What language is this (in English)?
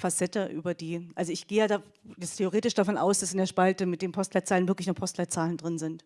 German